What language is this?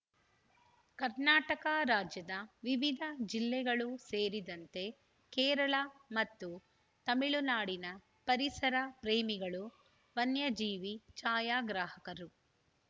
Kannada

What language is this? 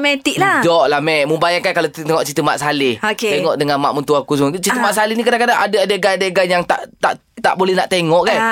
Malay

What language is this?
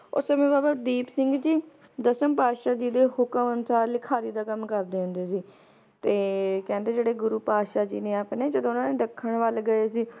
Punjabi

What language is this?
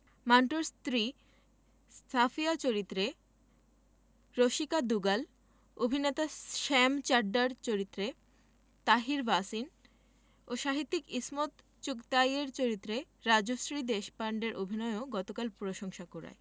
Bangla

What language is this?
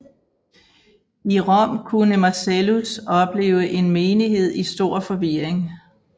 Danish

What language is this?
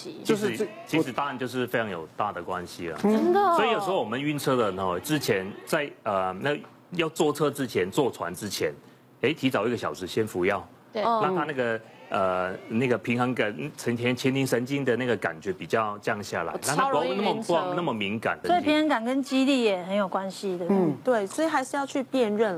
Chinese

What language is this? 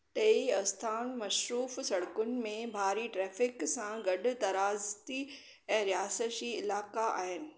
Sindhi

